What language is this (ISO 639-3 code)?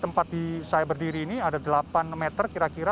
ind